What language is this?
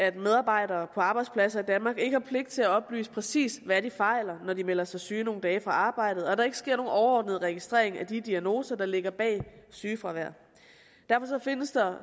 Danish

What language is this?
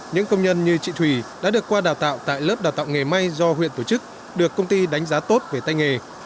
Vietnamese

